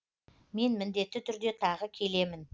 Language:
Kazakh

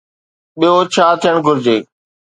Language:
Sindhi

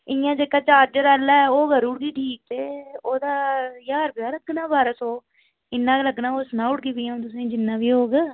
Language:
Dogri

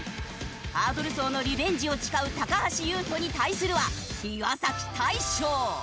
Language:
Japanese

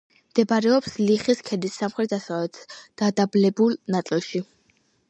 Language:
Georgian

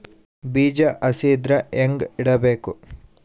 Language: Kannada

